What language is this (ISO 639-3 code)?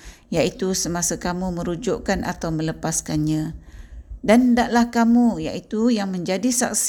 msa